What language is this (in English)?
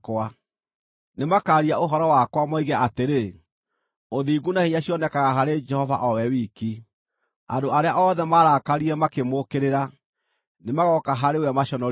Kikuyu